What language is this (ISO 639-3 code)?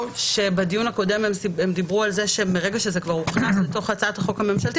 heb